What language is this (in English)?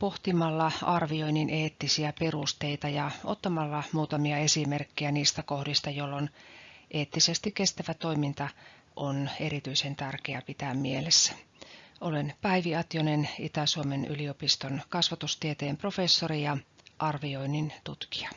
Finnish